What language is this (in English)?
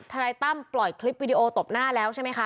Thai